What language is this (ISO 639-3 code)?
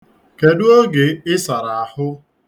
ibo